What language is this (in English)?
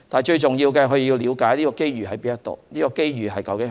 Cantonese